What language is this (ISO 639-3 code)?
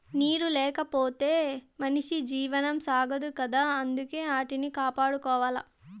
tel